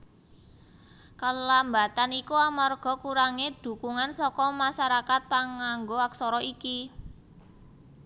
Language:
Javanese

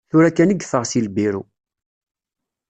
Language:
Kabyle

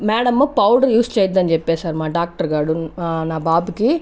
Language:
Telugu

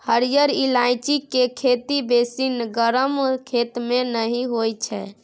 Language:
Maithili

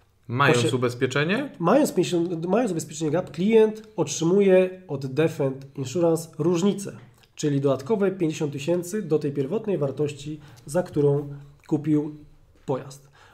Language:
Polish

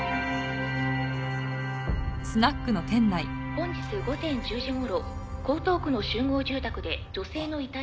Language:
Japanese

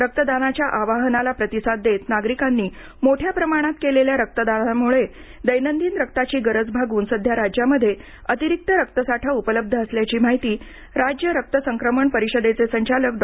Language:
Marathi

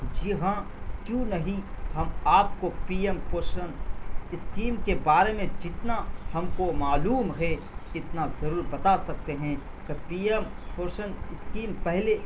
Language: Urdu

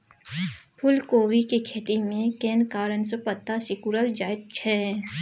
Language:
Maithili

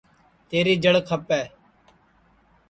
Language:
Sansi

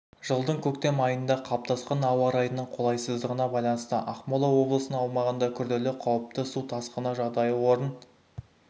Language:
Kazakh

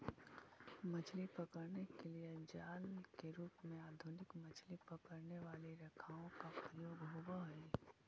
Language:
Magahi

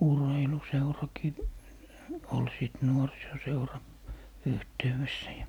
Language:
Finnish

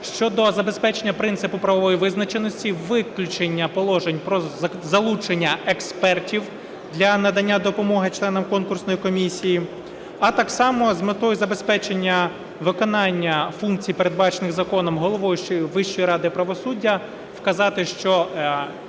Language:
Ukrainian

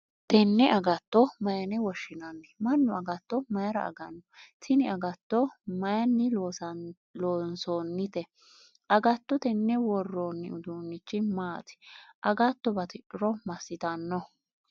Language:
Sidamo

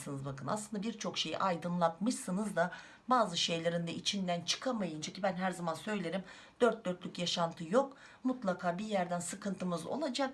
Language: Turkish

